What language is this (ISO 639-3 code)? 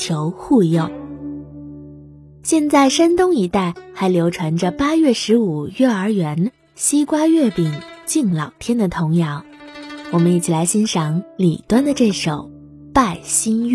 zho